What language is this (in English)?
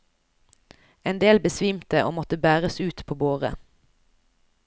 Norwegian